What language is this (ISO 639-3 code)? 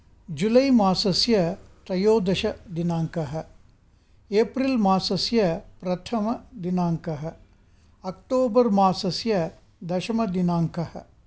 san